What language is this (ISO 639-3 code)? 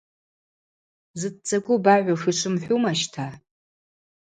abq